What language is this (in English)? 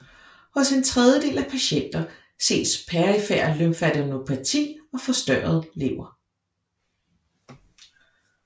Danish